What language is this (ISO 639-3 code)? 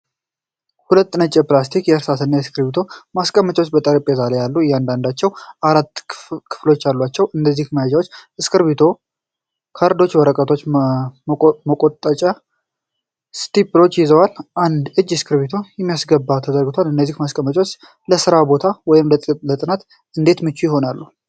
amh